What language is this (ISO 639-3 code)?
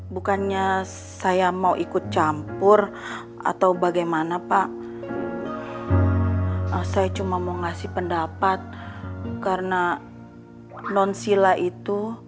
ind